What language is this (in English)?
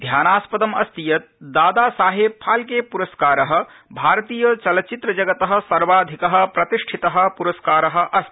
Sanskrit